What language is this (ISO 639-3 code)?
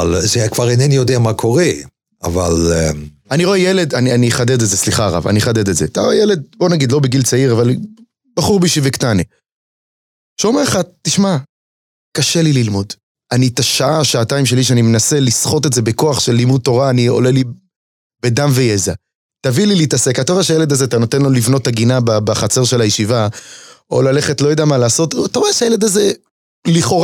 heb